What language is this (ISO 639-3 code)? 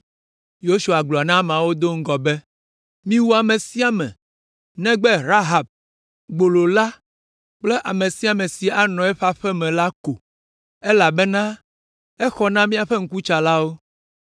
ewe